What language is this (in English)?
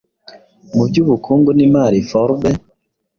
Kinyarwanda